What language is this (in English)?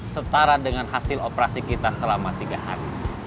Indonesian